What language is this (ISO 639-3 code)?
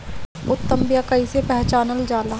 bho